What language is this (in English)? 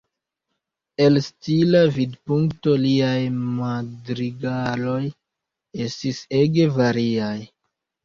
Esperanto